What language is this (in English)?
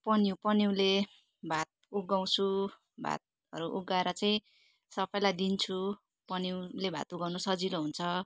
Nepali